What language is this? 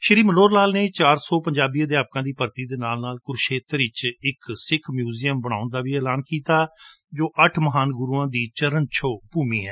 Punjabi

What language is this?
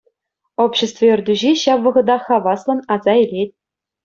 Chuvash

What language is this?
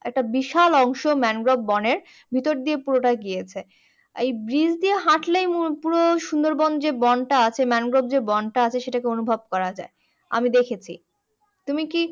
Bangla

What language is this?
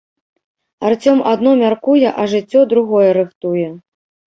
Belarusian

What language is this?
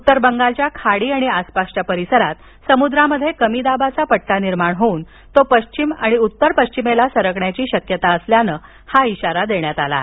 Marathi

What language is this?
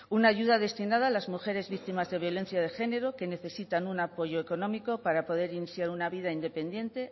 Spanish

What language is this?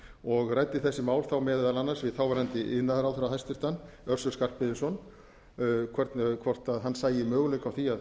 Icelandic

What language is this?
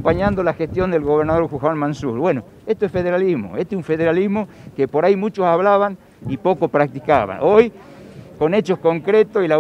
Spanish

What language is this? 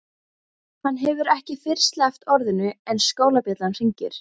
Icelandic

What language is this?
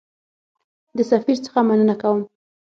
Pashto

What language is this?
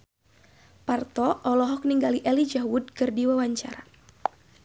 Sundanese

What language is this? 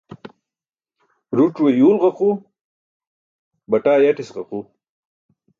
Burushaski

